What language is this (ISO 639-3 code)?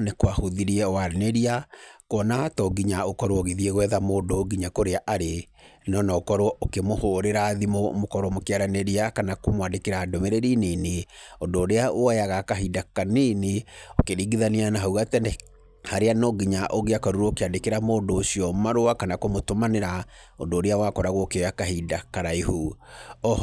kik